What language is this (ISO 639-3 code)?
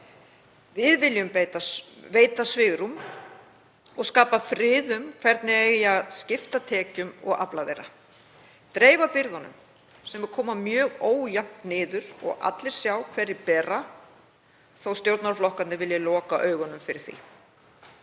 isl